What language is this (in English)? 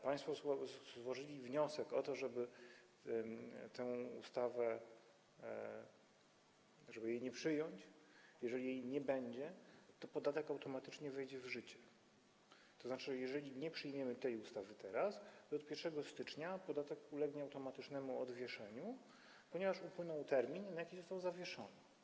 Polish